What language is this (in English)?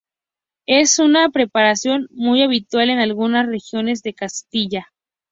Spanish